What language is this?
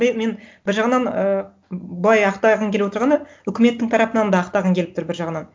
Kazakh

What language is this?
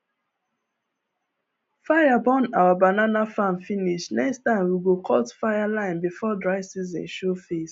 Nigerian Pidgin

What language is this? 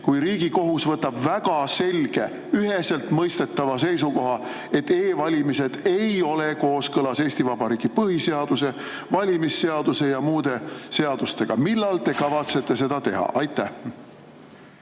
Estonian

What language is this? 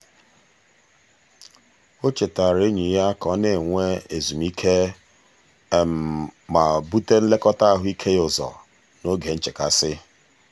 Igbo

